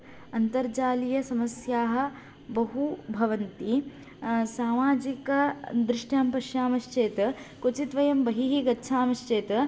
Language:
Sanskrit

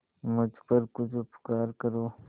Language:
Hindi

